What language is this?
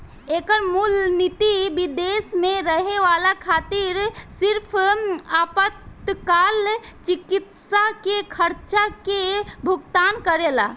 Bhojpuri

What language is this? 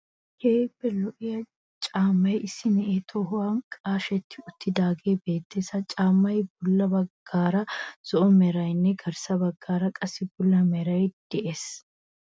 Wolaytta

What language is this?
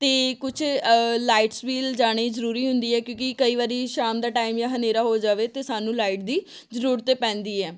Punjabi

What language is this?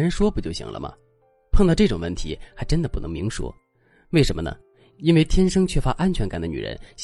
Chinese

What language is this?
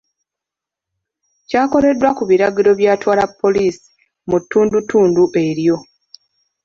Ganda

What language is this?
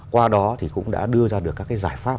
Vietnamese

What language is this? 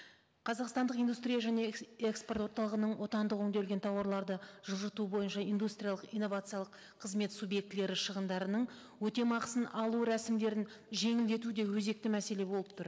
Kazakh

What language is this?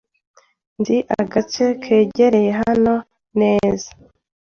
Kinyarwanda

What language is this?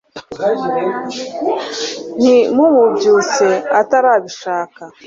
Kinyarwanda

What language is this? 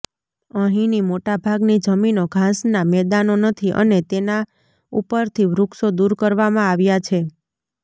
Gujarati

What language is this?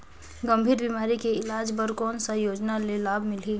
Chhattisgarhi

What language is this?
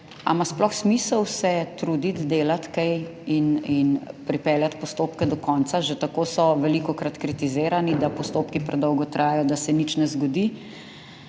Slovenian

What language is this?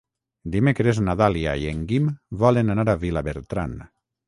Catalan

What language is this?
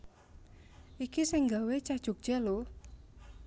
Javanese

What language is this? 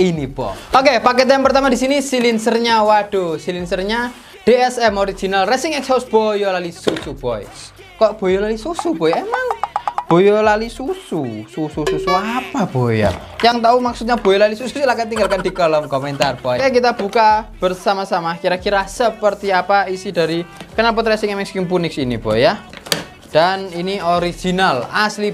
Indonesian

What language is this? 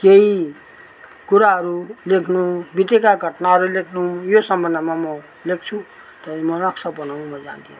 Nepali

